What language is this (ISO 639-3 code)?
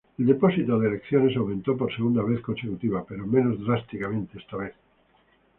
spa